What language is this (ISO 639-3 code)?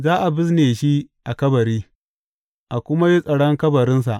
hau